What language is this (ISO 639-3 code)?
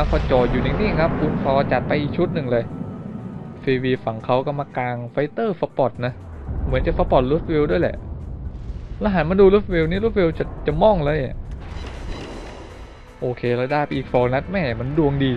tha